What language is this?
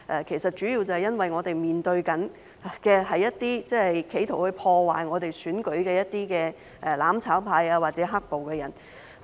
Cantonese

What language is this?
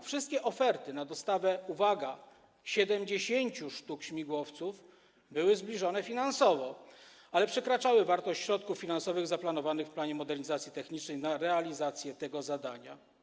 Polish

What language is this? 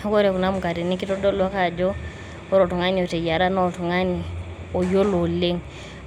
Masai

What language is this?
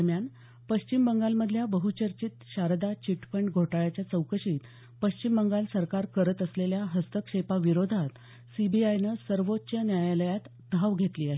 Marathi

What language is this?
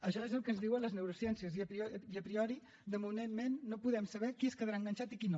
Catalan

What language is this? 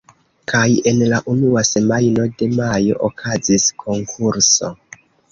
Esperanto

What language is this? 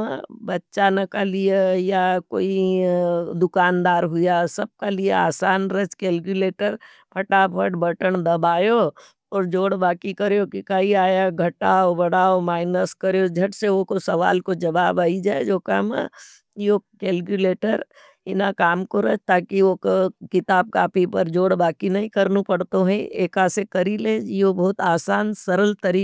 Nimadi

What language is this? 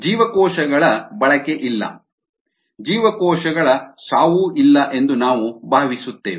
Kannada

